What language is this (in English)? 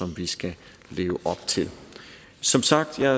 Danish